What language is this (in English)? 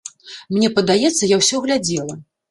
Belarusian